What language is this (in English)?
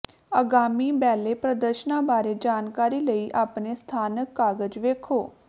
Punjabi